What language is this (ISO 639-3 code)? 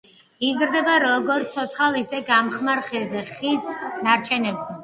kat